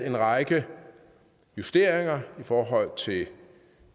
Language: Danish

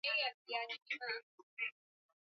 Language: Swahili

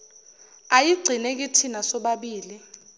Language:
Zulu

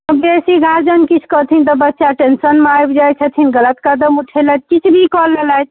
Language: Maithili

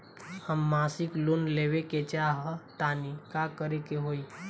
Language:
Bhojpuri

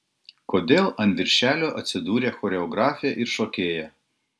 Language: Lithuanian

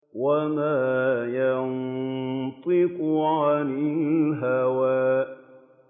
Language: Arabic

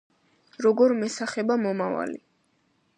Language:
Georgian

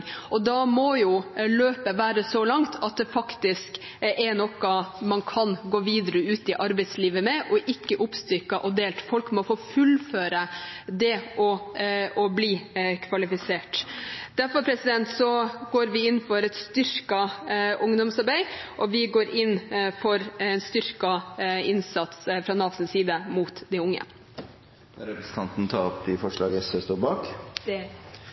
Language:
Norwegian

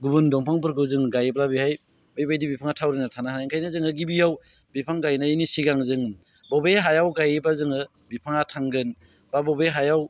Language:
Bodo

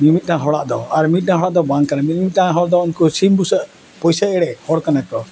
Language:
Santali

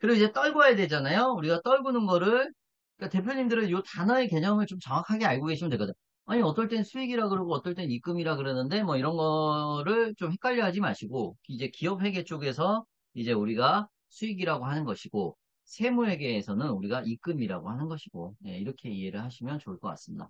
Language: Korean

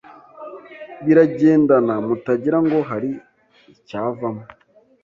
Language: Kinyarwanda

